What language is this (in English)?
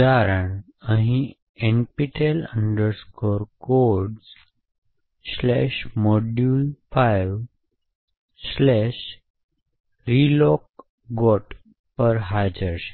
Gujarati